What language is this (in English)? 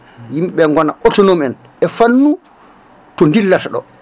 Fula